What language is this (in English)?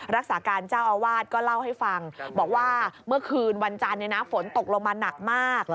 Thai